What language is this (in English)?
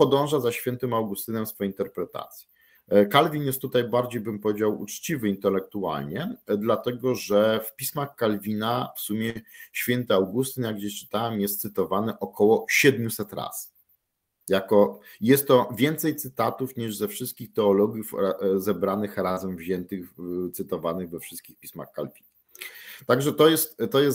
Polish